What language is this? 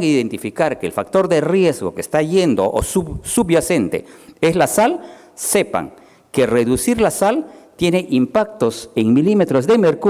Spanish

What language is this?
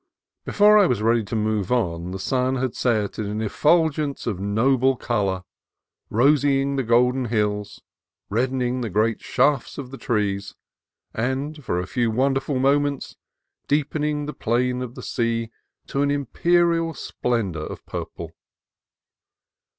English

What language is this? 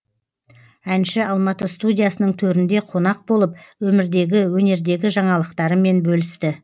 Kazakh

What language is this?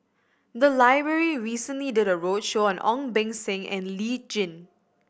English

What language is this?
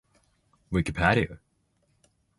Japanese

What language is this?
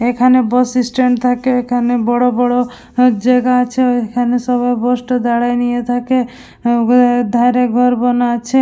Bangla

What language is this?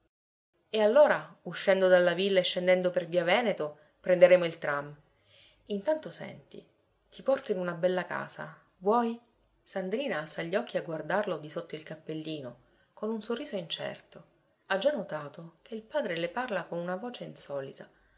Italian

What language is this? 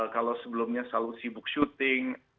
Indonesian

